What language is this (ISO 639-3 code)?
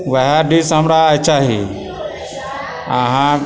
mai